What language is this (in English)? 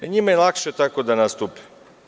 Serbian